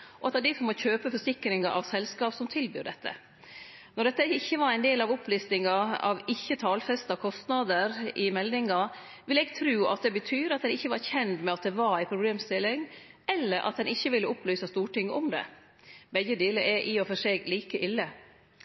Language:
Norwegian Nynorsk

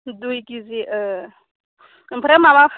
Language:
Bodo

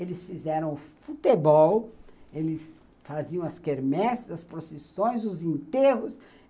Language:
Portuguese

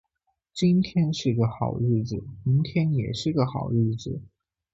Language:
Chinese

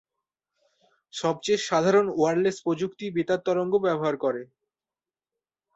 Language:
Bangla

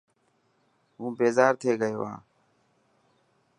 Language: Dhatki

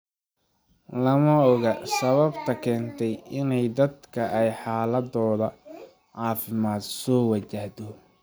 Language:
Somali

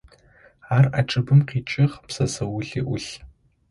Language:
Adyghe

